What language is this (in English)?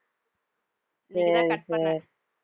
Tamil